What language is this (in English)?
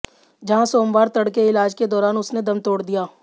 Hindi